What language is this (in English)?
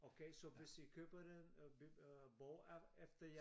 Danish